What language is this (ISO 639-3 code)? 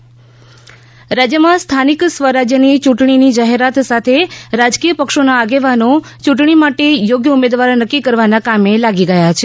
guj